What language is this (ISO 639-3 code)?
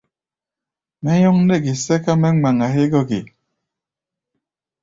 gba